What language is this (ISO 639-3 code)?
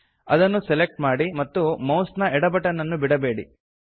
kan